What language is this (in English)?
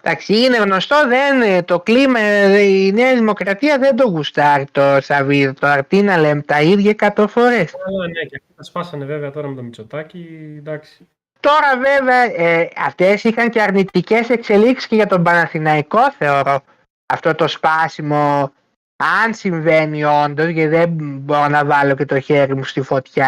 Greek